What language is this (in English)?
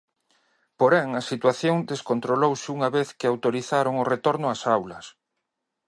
Galician